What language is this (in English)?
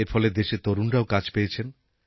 Bangla